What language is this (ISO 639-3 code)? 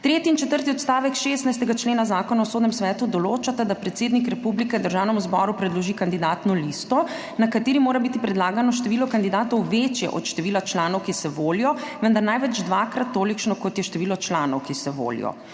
slv